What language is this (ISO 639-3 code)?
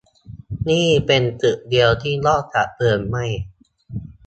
tha